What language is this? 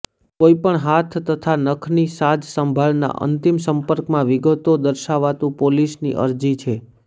Gujarati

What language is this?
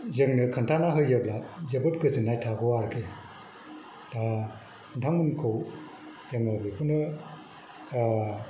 Bodo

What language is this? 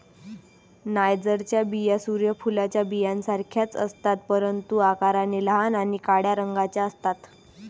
Marathi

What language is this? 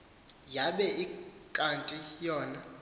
Xhosa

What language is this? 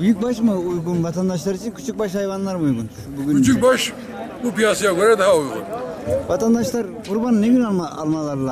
Turkish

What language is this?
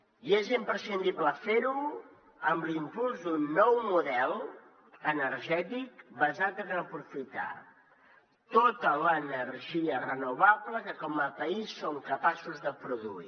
Catalan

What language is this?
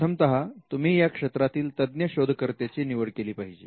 Marathi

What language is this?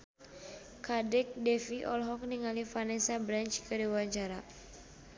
Sundanese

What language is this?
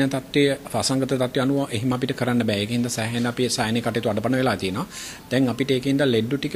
Romanian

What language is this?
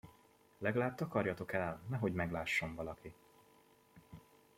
Hungarian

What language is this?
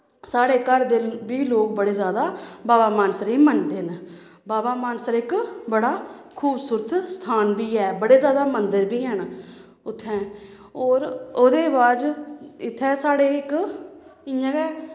Dogri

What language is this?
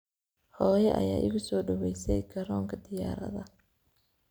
Somali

